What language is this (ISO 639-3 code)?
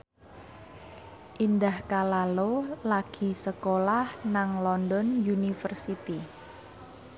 jav